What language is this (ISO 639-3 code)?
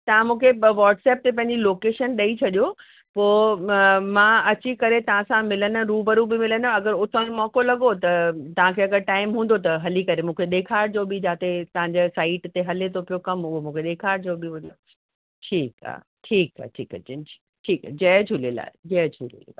snd